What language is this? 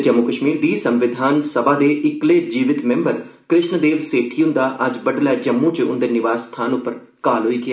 Dogri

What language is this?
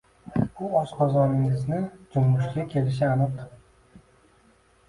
Uzbek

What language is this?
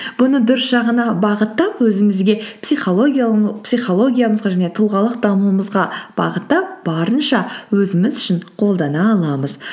Kazakh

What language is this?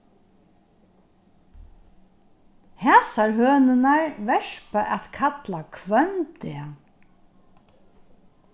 Faroese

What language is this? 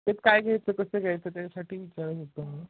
Marathi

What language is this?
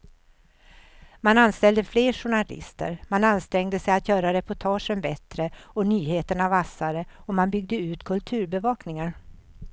Swedish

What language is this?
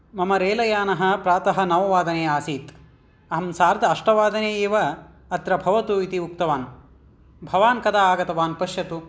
Sanskrit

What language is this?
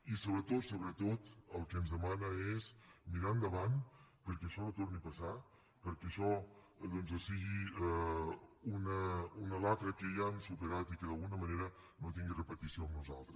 Catalan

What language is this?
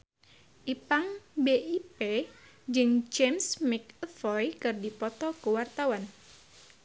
Sundanese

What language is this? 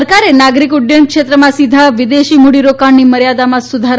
Gujarati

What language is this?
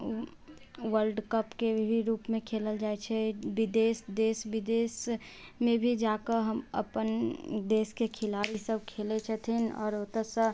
Maithili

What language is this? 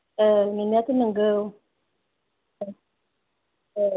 Bodo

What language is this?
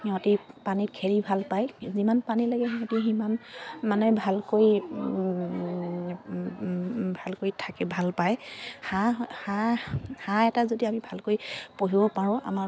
Assamese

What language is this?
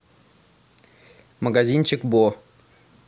Russian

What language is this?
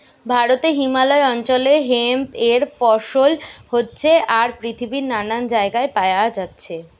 Bangla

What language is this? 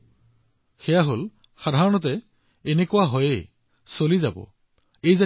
Assamese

